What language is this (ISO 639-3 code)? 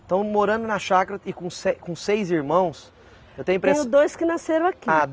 por